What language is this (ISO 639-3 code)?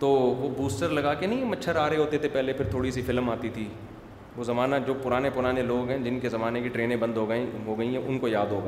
urd